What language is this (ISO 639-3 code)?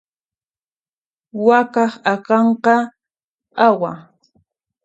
qxp